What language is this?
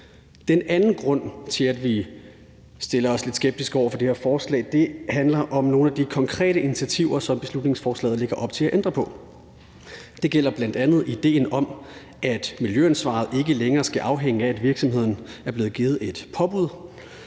Danish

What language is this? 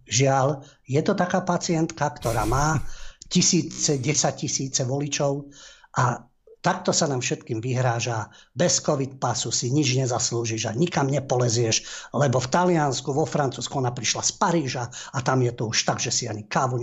Slovak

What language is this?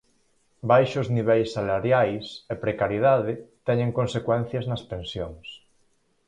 Galician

